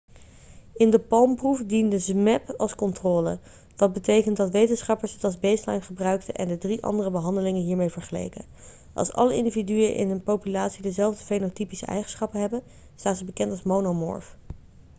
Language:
Dutch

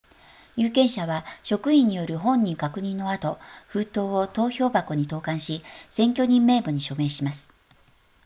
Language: Japanese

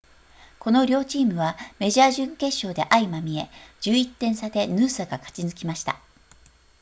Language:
Japanese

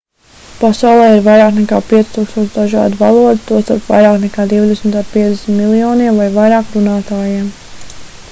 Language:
Latvian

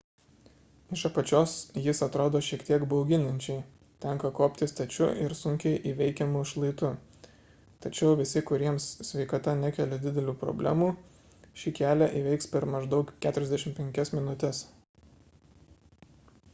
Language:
Lithuanian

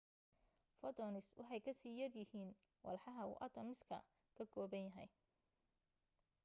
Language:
Somali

